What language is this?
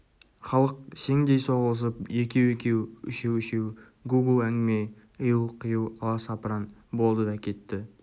Kazakh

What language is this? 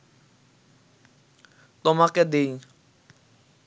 Bangla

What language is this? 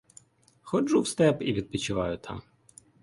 Ukrainian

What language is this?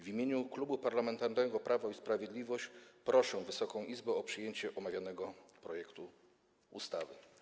Polish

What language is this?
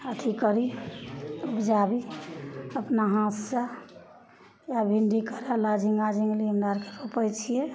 Maithili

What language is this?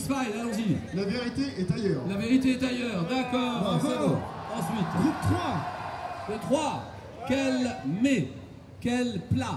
French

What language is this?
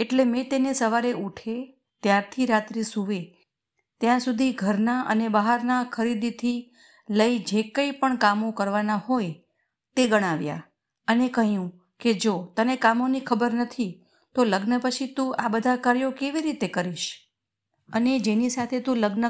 Gujarati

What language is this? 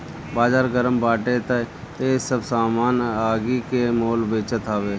Bhojpuri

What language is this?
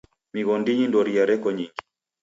Taita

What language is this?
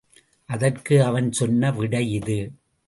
Tamil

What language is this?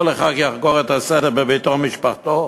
Hebrew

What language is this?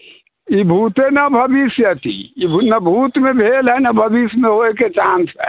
Maithili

